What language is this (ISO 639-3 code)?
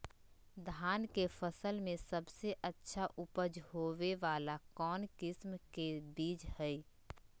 mag